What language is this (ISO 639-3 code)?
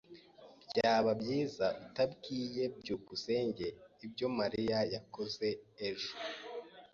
kin